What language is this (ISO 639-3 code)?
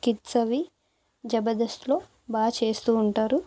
tel